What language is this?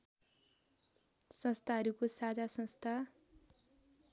Nepali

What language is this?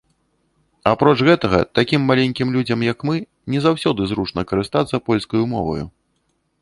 Belarusian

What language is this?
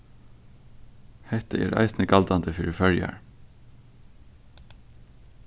Faroese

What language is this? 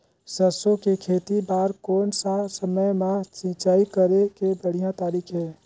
Chhattisgarhi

